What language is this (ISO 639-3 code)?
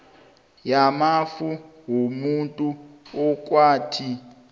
nbl